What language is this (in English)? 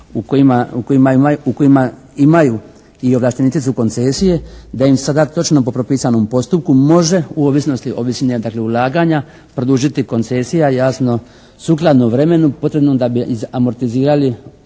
Croatian